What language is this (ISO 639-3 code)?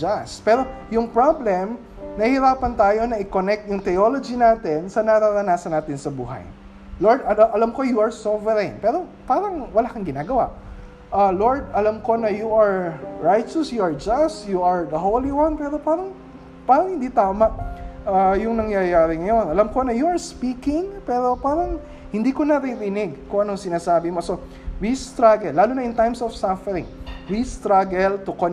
fil